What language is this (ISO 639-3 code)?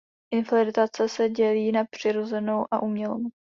ces